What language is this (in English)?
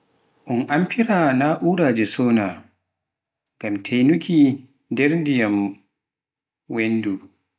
Pular